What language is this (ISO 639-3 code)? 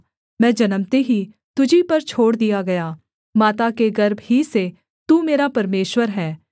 hin